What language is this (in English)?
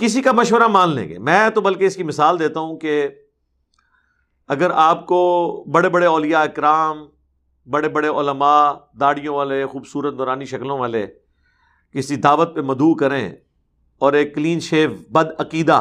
Urdu